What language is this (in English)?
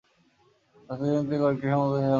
Bangla